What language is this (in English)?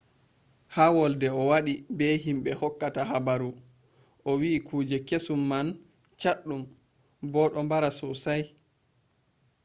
Fula